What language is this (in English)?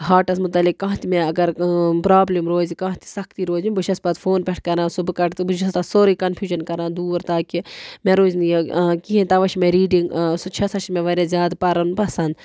Kashmiri